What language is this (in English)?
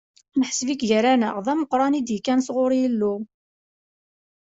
Kabyle